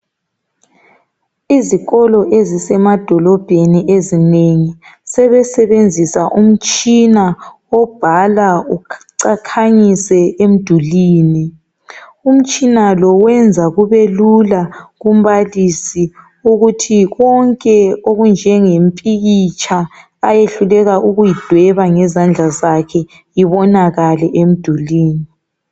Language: North Ndebele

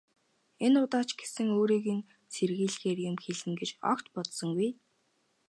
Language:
Mongolian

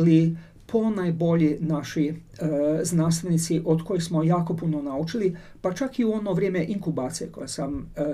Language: Croatian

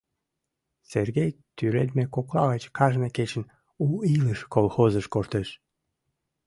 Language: Mari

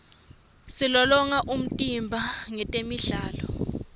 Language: Swati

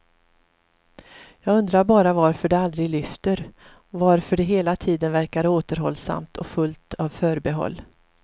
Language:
Swedish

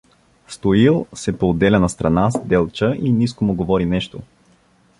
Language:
Bulgarian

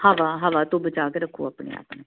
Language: Punjabi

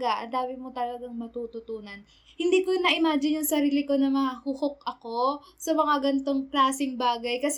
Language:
Filipino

